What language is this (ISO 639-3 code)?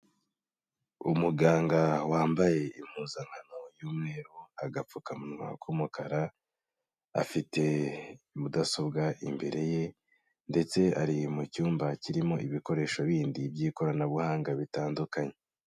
kin